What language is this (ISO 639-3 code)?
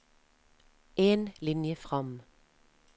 nor